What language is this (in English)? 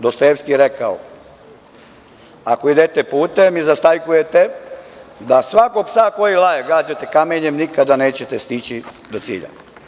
Serbian